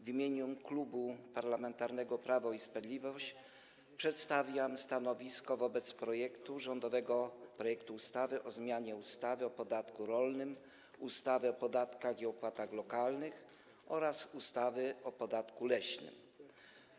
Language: Polish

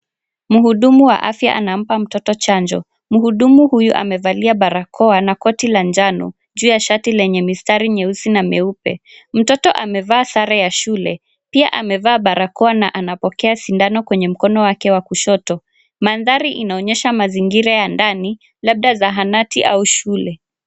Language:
Swahili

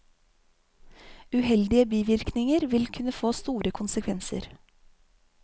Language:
Norwegian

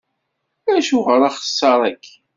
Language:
Kabyle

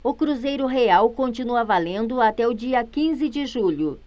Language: Portuguese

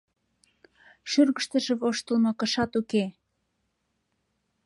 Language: Mari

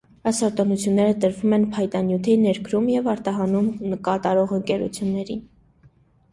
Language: Armenian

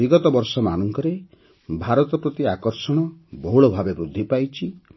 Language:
Odia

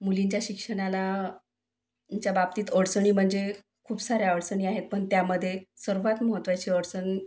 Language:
Marathi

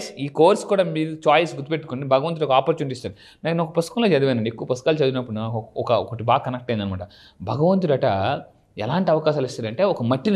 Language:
Telugu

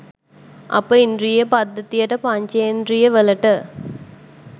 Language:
Sinhala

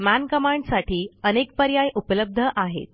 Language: Marathi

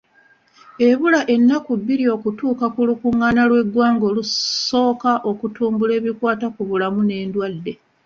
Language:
Ganda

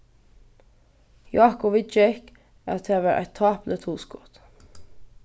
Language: Faroese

